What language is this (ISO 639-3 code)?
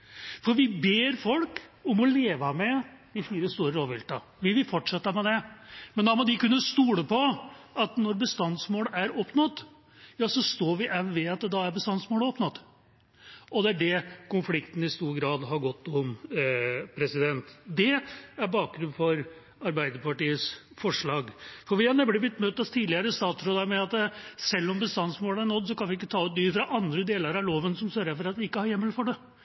nob